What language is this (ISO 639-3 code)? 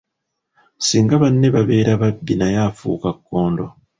lug